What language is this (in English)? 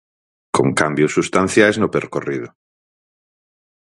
Galician